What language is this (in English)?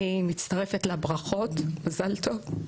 Hebrew